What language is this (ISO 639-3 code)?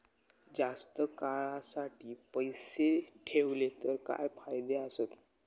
mar